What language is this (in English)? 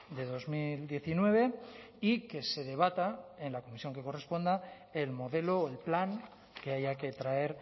Spanish